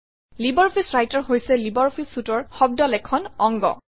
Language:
Assamese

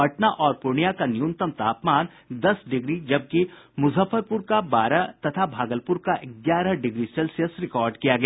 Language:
Hindi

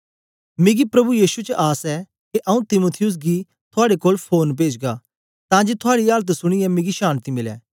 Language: Dogri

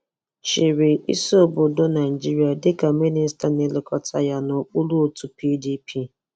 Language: Igbo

